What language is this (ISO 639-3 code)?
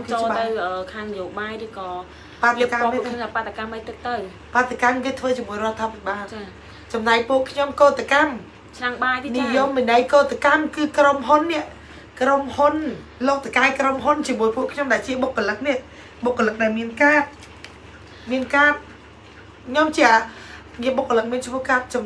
vie